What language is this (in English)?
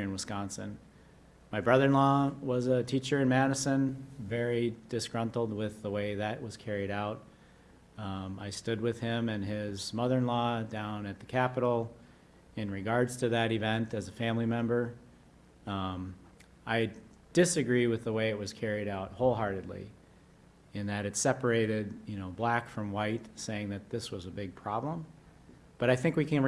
English